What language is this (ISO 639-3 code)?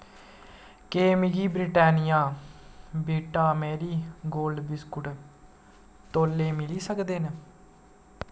doi